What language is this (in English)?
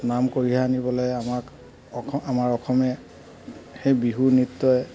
Assamese